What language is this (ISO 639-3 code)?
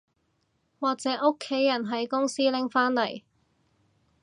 yue